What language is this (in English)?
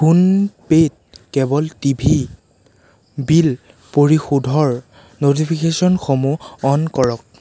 Assamese